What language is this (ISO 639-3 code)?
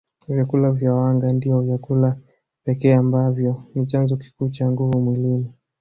swa